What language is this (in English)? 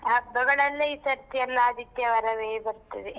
Kannada